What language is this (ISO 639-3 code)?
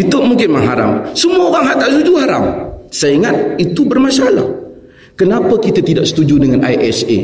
msa